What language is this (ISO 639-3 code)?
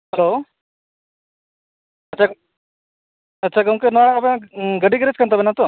sat